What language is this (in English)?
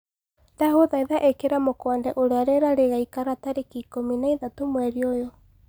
Kikuyu